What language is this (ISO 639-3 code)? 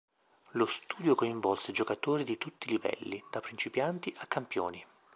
ita